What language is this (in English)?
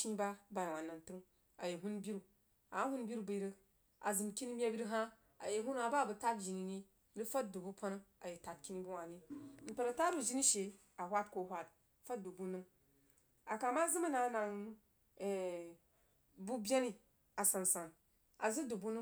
Jiba